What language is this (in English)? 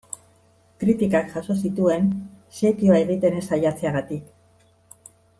Basque